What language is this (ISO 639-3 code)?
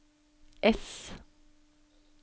nor